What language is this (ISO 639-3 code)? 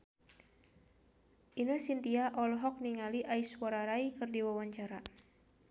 sun